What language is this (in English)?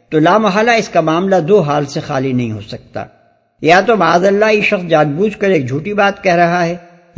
Urdu